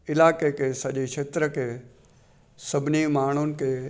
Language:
Sindhi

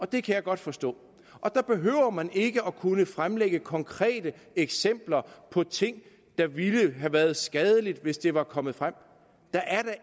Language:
Danish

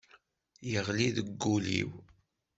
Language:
Kabyle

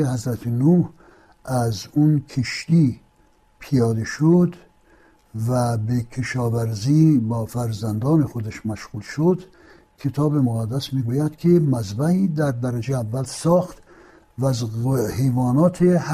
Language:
Persian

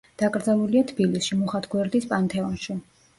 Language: Georgian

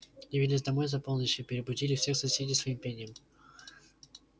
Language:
Russian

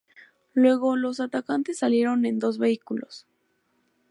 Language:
Spanish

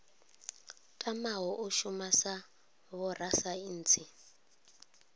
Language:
Venda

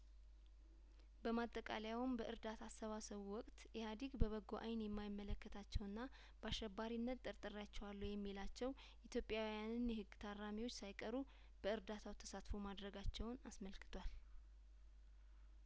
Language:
Amharic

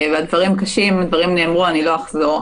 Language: Hebrew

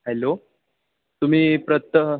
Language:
Marathi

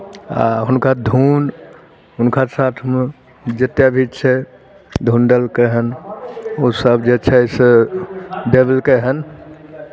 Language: Maithili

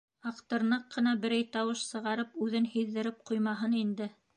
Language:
Bashkir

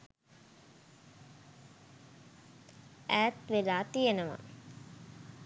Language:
Sinhala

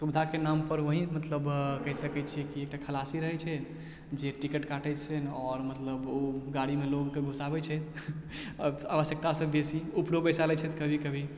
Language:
Maithili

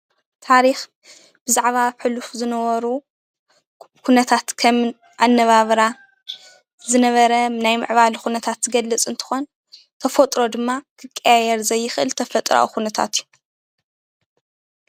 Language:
Tigrinya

